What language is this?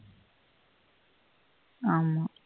Tamil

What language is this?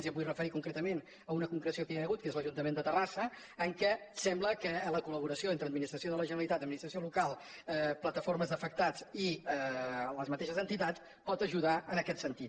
Catalan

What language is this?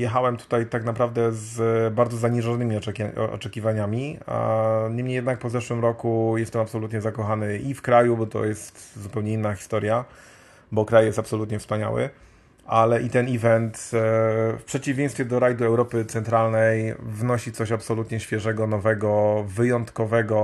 Polish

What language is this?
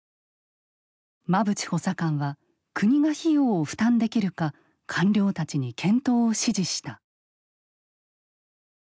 Japanese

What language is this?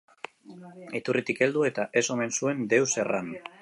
Basque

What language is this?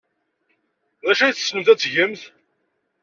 Kabyle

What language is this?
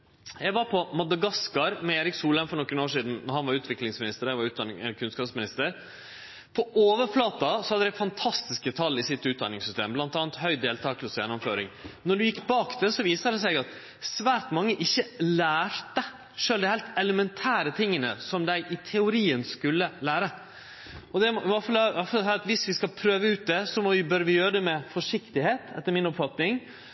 Norwegian Nynorsk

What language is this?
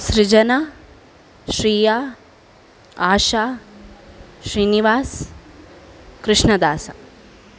Sanskrit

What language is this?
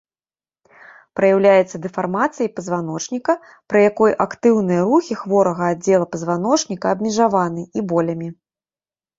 Belarusian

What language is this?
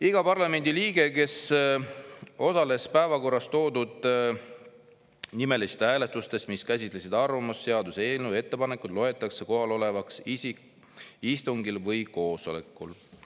Estonian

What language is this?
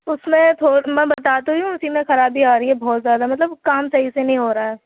Urdu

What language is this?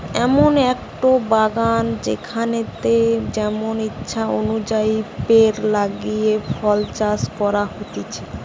Bangla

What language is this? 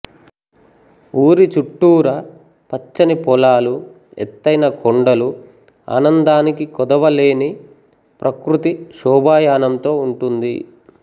Telugu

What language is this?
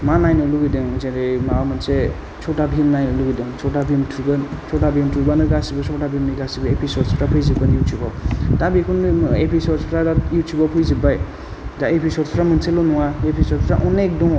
Bodo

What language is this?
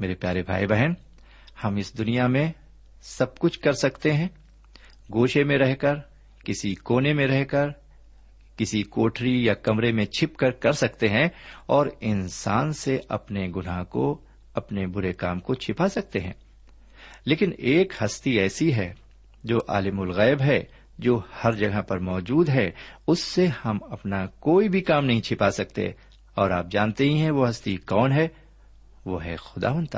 Urdu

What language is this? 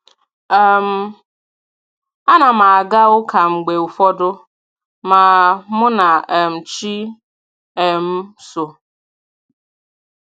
Igbo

